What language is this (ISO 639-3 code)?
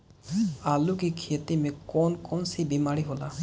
bho